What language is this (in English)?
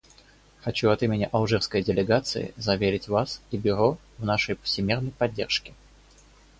Russian